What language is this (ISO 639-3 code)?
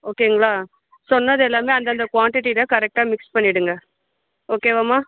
tam